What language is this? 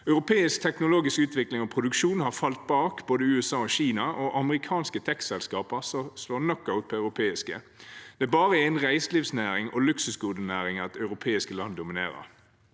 Norwegian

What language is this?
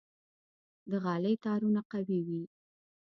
Pashto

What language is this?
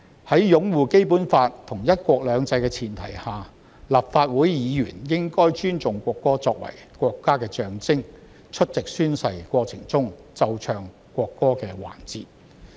Cantonese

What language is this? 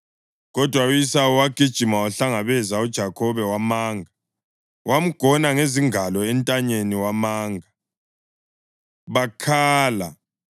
North Ndebele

